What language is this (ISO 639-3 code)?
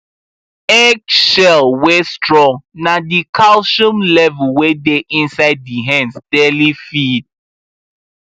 pcm